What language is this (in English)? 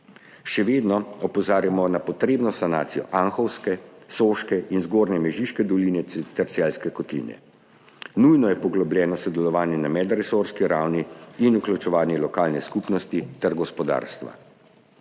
Slovenian